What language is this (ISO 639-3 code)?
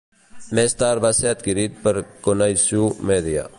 cat